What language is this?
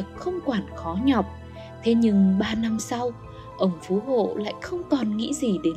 Vietnamese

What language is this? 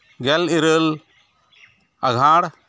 Santali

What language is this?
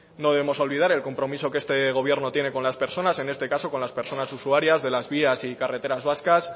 Spanish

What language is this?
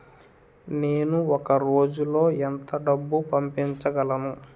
Telugu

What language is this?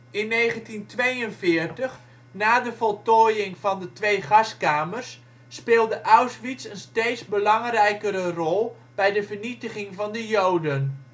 Dutch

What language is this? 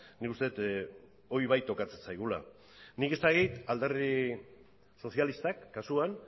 Basque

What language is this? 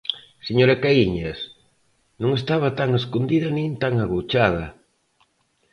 Galician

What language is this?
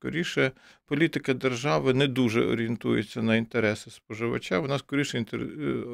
Ukrainian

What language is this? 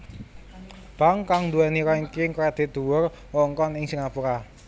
Javanese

